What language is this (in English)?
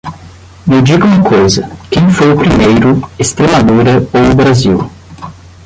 Portuguese